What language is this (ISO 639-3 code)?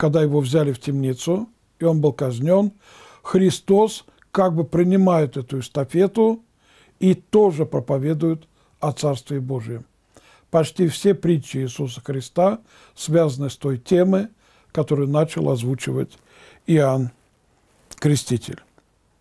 rus